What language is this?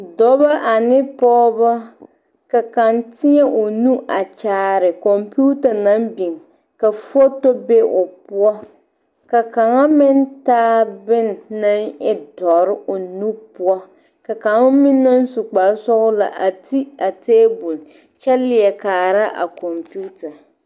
Southern Dagaare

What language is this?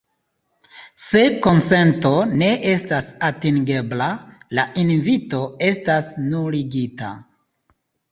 Esperanto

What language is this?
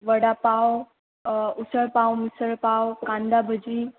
Marathi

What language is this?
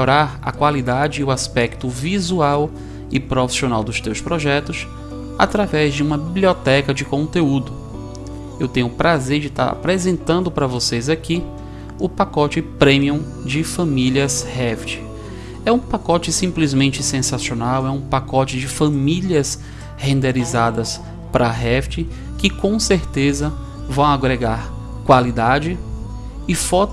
Portuguese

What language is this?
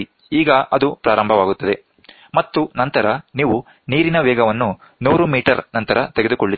Kannada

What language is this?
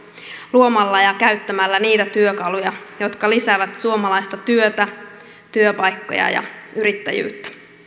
Finnish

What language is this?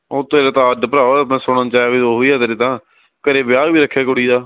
Punjabi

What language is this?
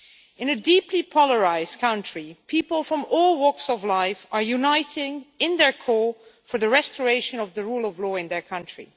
English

